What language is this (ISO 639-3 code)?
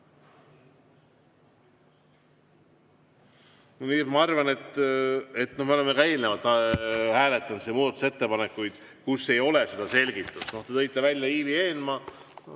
est